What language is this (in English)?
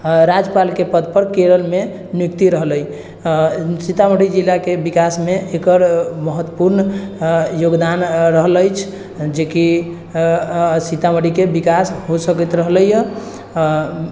Maithili